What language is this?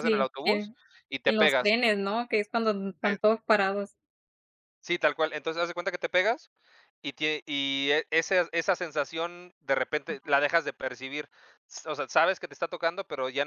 Spanish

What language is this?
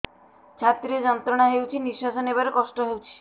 Odia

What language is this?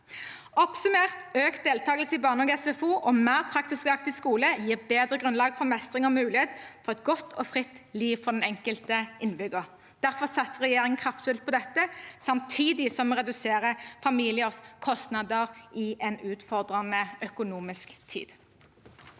Norwegian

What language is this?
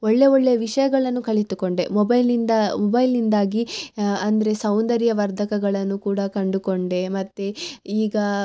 Kannada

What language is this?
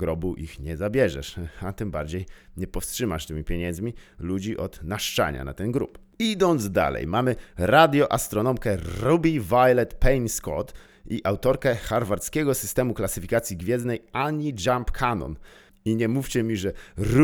Polish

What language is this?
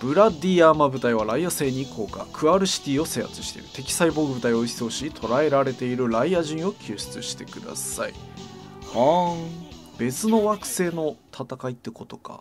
Japanese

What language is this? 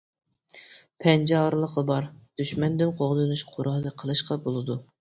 Uyghur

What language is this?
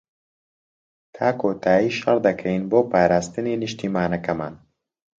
Central Kurdish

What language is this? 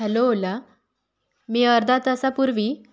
Marathi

